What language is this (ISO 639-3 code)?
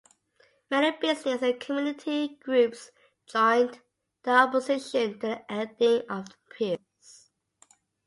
eng